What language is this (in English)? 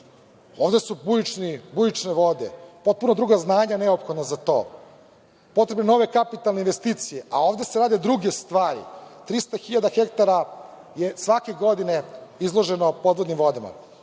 Serbian